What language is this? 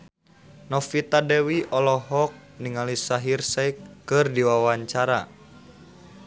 Sundanese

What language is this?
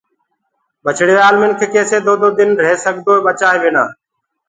Gurgula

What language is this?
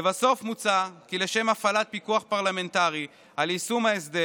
Hebrew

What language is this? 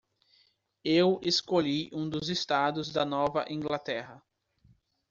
Portuguese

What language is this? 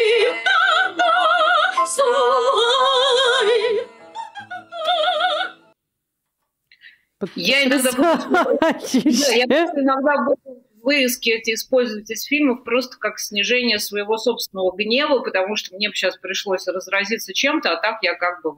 Russian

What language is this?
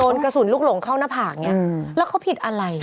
Thai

